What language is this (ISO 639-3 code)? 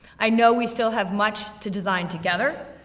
eng